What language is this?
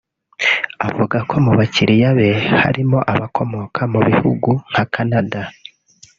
Kinyarwanda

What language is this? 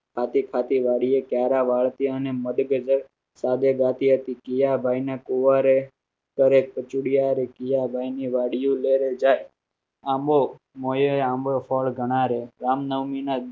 Gujarati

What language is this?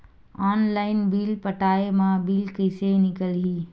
Chhattisgarhi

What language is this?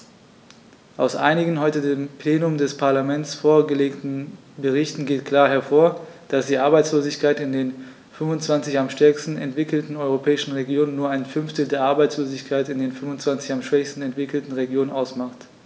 German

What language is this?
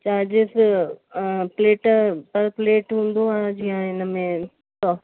Sindhi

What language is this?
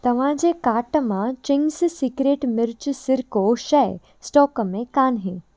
Sindhi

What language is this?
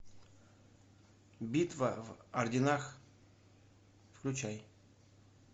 Russian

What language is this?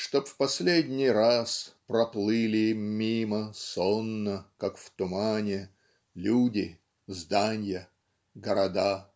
Russian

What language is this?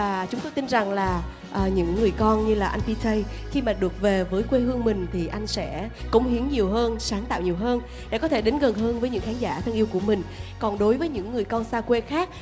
Vietnamese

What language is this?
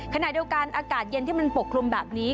Thai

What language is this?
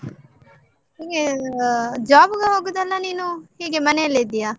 Kannada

